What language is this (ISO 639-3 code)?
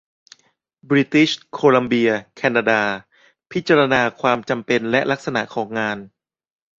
tha